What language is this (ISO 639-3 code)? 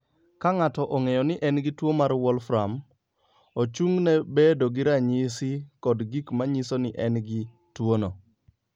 luo